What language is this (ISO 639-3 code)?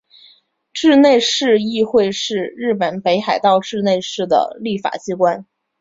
zho